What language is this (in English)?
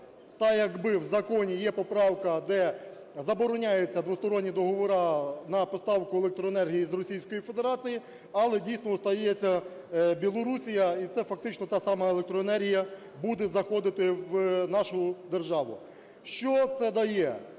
Ukrainian